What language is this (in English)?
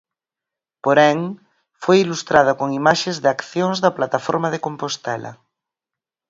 Galician